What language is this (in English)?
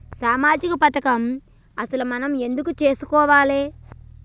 Telugu